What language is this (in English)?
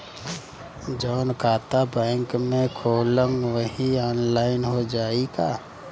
Bhojpuri